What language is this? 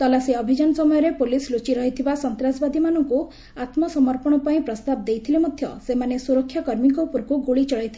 Odia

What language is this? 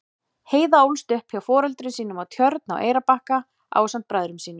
Icelandic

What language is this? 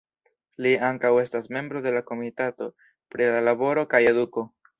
Esperanto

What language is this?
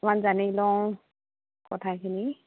Assamese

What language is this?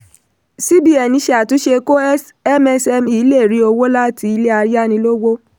Yoruba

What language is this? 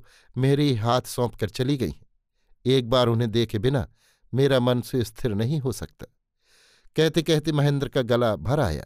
Hindi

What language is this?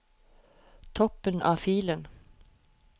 Norwegian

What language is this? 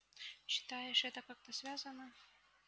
Russian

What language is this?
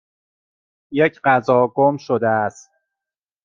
Persian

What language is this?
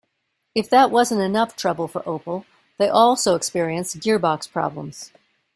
English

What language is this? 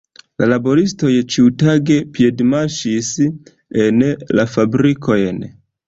Esperanto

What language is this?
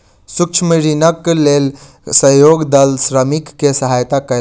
Maithili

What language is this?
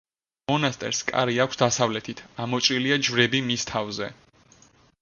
Georgian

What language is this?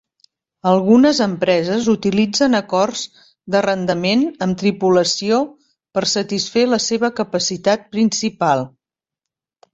Catalan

